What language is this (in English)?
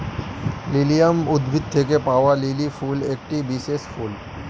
Bangla